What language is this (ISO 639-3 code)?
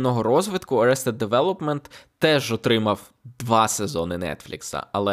ukr